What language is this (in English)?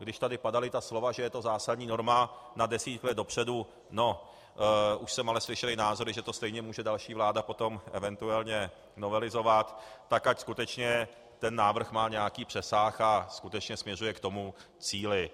Czech